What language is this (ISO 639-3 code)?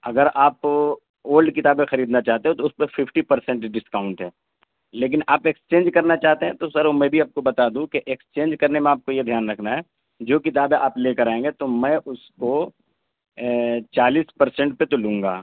urd